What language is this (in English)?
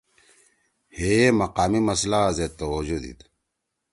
Torwali